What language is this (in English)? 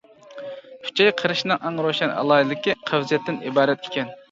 Uyghur